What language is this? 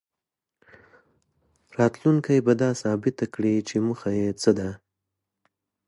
Pashto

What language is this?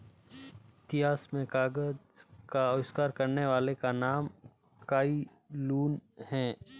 Hindi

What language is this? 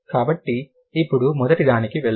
Telugu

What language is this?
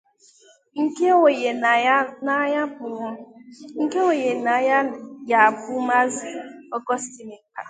Igbo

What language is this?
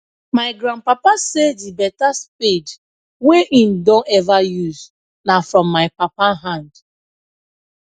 Nigerian Pidgin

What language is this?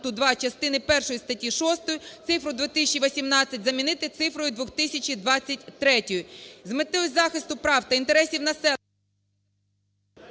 Ukrainian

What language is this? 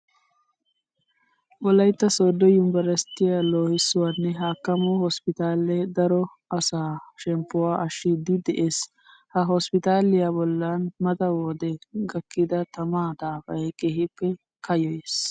Wolaytta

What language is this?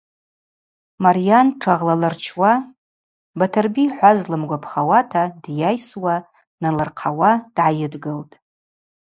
Abaza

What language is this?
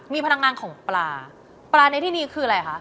Thai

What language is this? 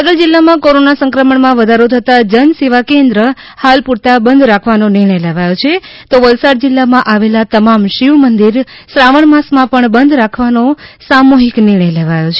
Gujarati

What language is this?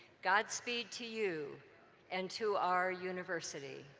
English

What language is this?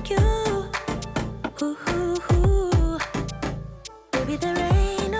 Dutch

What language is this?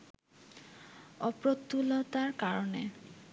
Bangla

